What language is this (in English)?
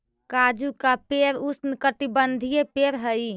Magahi